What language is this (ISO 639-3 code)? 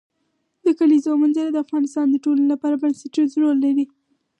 pus